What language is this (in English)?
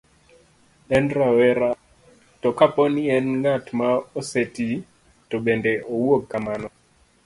Luo (Kenya and Tanzania)